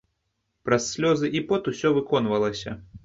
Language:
Belarusian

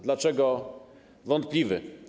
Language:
Polish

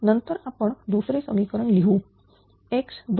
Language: Marathi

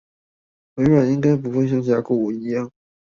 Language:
Chinese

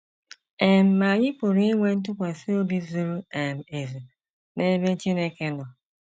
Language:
Igbo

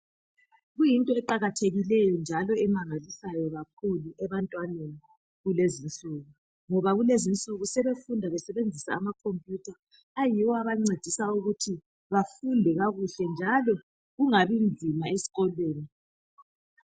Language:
North Ndebele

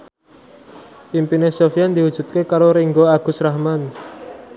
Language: Javanese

